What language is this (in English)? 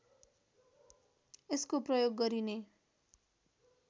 Nepali